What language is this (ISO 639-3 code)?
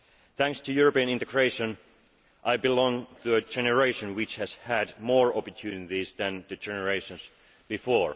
eng